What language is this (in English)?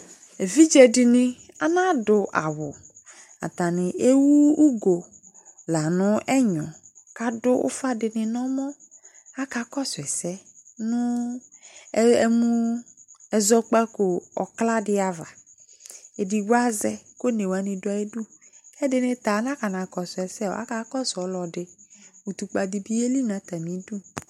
Ikposo